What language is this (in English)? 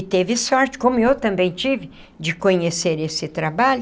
Portuguese